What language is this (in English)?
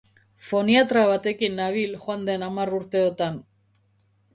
Basque